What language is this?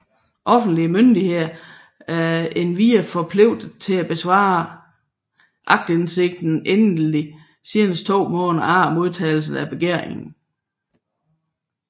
Danish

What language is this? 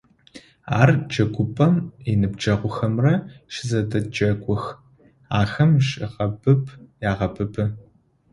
Adyghe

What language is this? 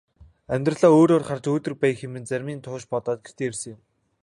Mongolian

